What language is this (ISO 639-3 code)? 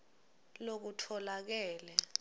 ssw